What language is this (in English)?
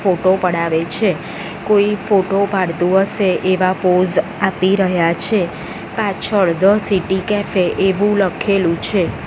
Gujarati